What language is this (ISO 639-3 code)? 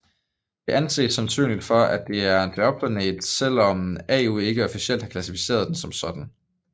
dan